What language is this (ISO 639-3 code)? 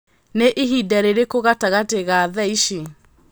kik